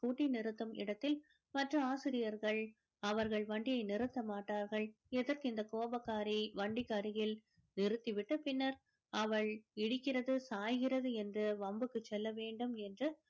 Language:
Tamil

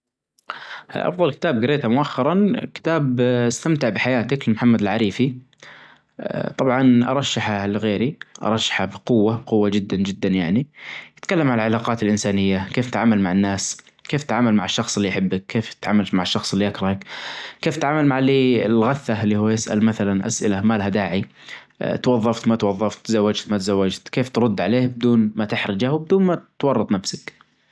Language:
Najdi Arabic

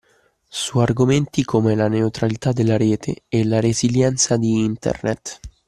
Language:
Italian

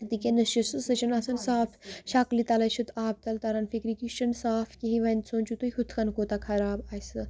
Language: Kashmiri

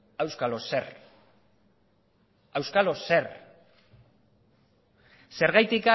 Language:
Basque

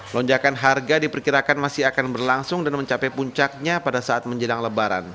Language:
Indonesian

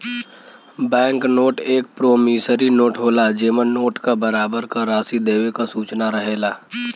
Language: Bhojpuri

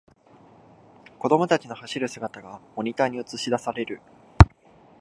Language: Japanese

